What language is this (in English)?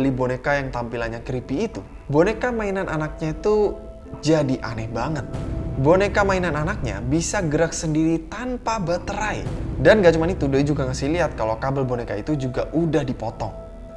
Indonesian